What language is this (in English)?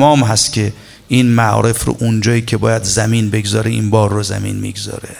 Persian